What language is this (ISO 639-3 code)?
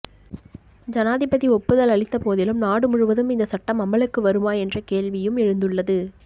tam